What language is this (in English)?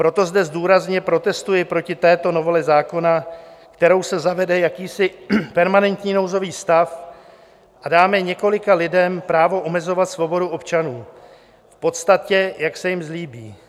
Czech